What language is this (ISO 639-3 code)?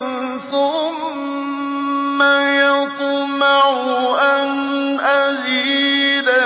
ara